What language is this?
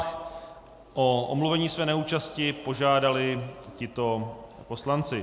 Czech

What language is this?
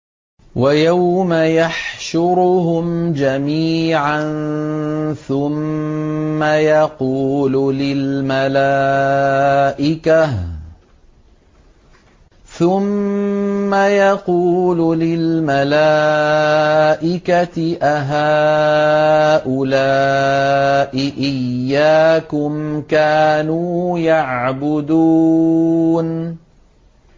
Arabic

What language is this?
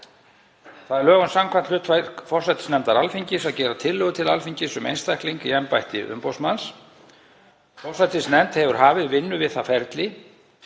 Icelandic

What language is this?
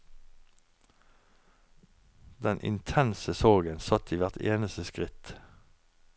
Norwegian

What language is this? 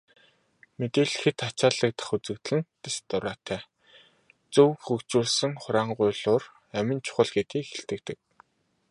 Mongolian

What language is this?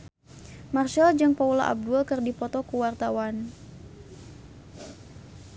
Sundanese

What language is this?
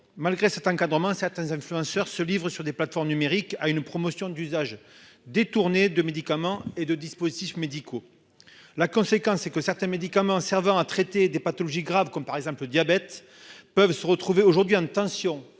French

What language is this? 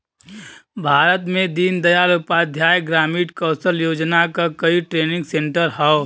Bhojpuri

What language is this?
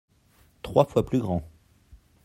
French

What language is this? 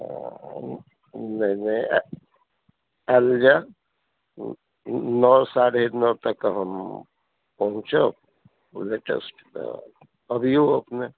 Maithili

